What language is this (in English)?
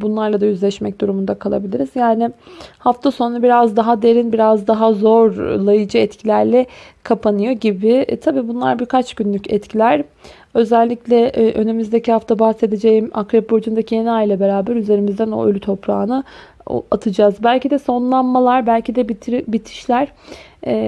Turkish